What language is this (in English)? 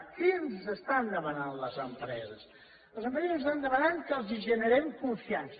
Catalan